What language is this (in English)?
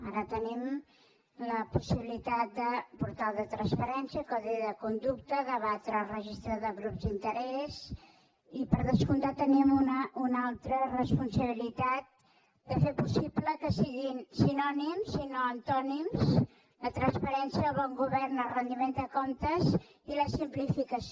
Catalan